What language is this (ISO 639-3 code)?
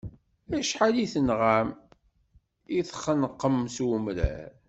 kab